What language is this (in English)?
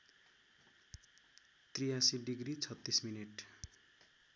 Nepali